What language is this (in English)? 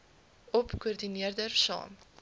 Afrikaans